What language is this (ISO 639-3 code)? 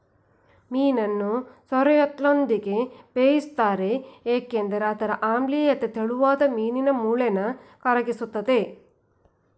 kan